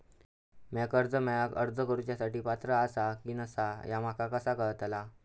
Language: Marathi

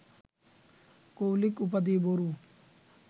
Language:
Bangla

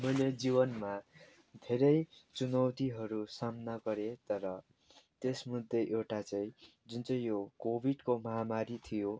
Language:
Nepali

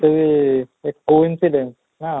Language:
Odia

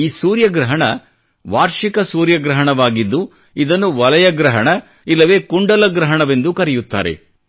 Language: Kannada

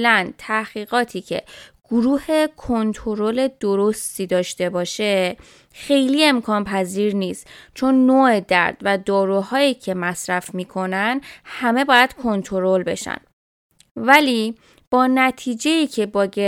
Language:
Persian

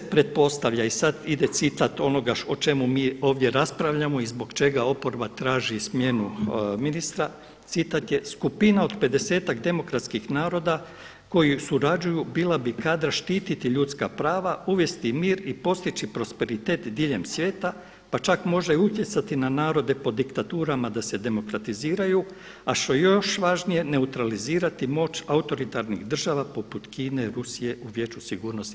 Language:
Croatian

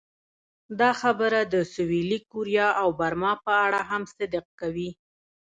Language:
Pashto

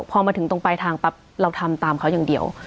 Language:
Thai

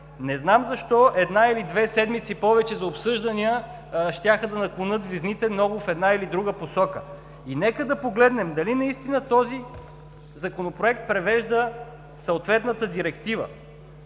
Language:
Bulgarian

